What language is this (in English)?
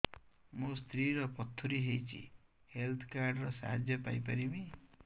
Odia